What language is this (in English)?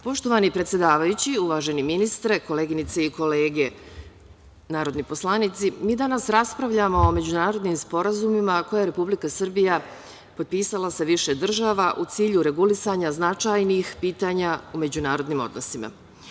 Serbian